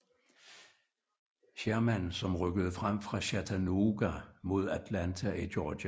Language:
Danish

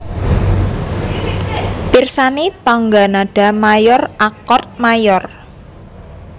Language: Javanese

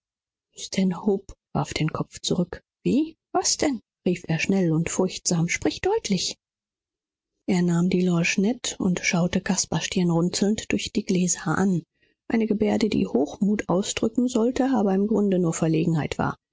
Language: German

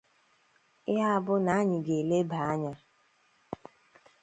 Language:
Igbo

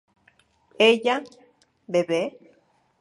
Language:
Spanish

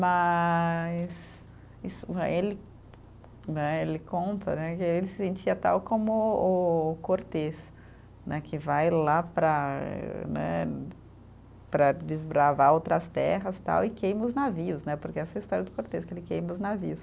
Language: Portuguese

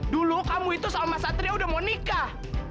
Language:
Indonesian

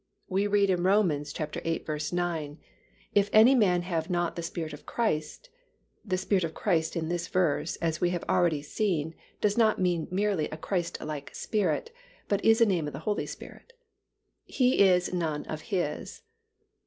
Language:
English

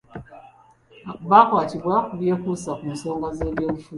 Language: Ganda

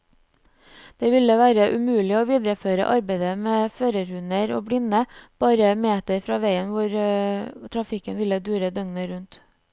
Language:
Norwegian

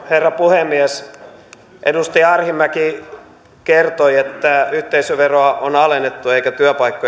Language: Finnish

